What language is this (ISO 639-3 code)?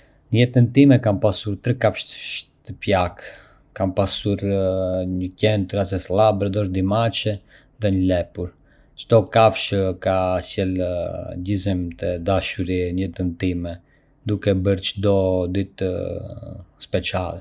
aae